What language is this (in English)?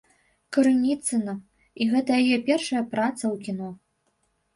Belarusian